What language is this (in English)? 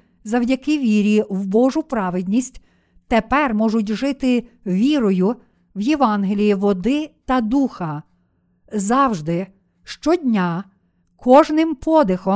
Ukrainian